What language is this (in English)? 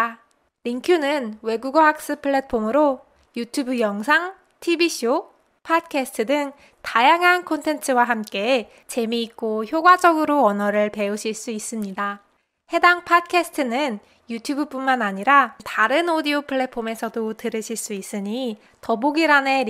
Korean